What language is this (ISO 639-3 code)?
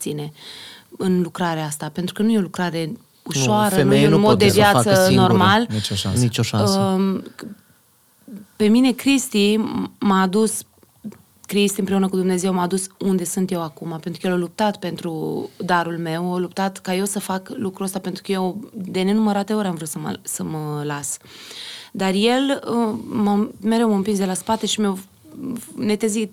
ron